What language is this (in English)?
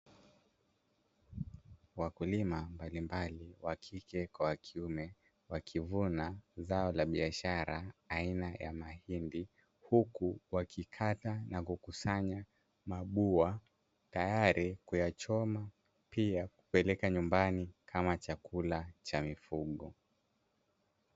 Swahili